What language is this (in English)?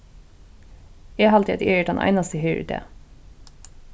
Faroese